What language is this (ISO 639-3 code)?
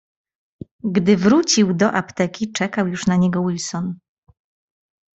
pol